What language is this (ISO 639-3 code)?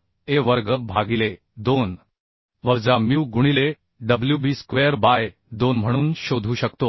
mar